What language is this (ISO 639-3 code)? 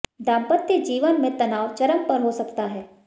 hin